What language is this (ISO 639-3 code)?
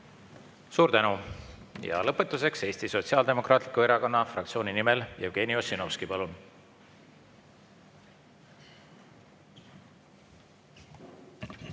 est